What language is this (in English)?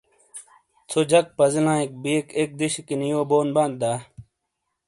Shina